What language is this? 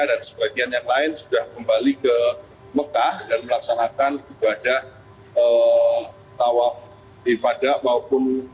Indonesian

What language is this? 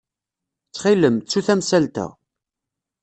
Kabyle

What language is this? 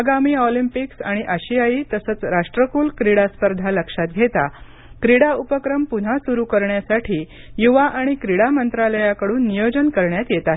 Marathi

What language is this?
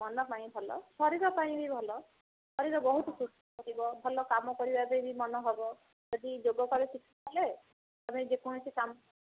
Odia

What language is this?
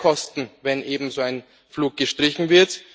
German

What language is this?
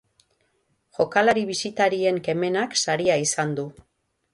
Basque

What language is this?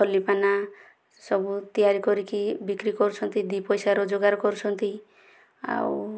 Odia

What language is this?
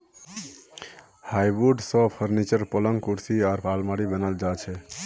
Magahi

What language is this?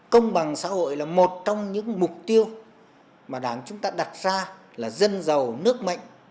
Vietnamese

